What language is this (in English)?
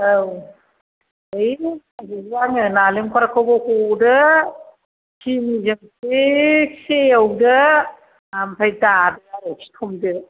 Bodo